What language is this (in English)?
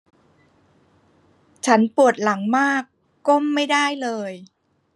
Thai